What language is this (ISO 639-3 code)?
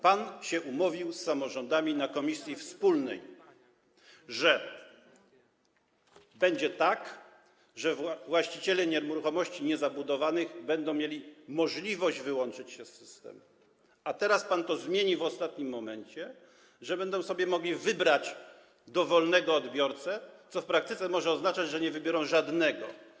pol